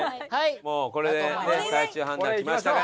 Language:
Japanese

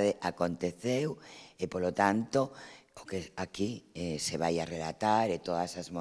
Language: Spanish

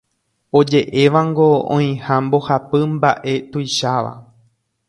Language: Guarani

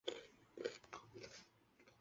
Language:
Chinese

